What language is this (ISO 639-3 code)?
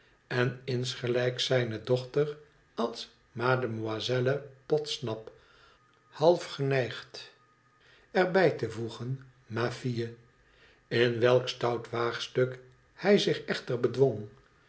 nld